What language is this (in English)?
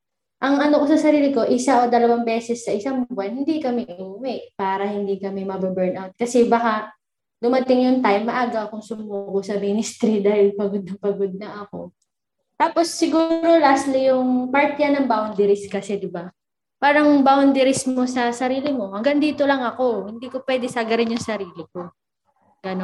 Filipino